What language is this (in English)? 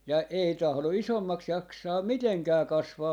Finnish